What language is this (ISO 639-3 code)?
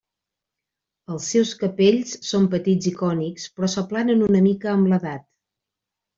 cat